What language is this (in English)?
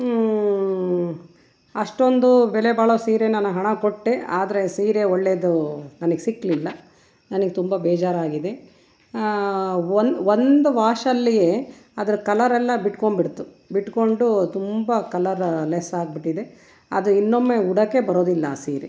Kannada